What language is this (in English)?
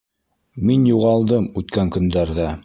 Bashkir